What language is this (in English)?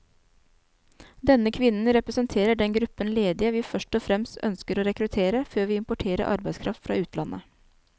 Norwegian